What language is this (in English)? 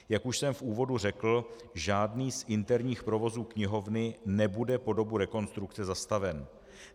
Czech